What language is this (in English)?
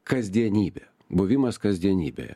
Lithuanian